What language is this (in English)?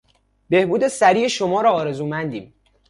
Persian